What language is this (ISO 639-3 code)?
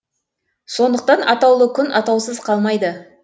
kaz